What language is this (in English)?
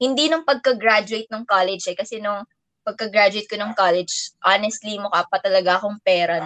Filipino